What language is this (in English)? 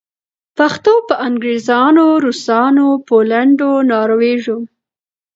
Pashto